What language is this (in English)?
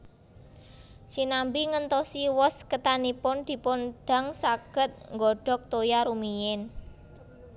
Javanese